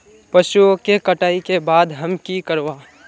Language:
Magahi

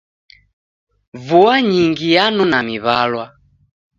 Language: Taita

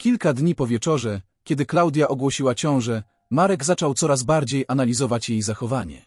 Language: Polish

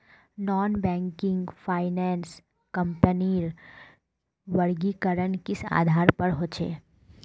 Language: Magahi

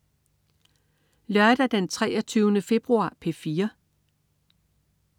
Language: Danish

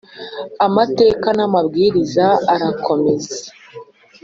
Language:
Kinyarwanda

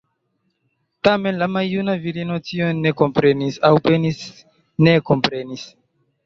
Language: Esperanto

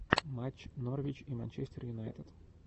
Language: Russian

